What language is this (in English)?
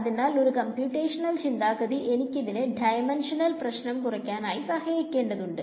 Malayalam